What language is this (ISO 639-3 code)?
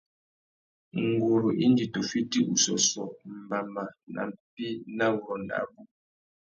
bag